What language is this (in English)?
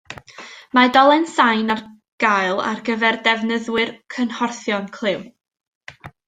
Welsh